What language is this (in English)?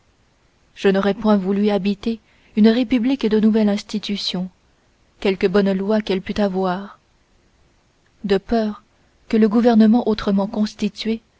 French